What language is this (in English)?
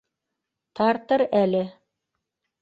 Bashkir